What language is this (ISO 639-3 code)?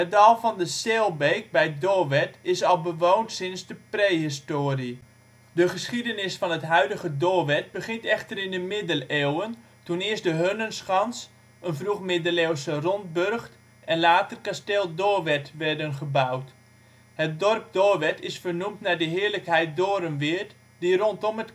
nld